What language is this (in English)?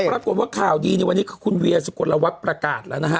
Thai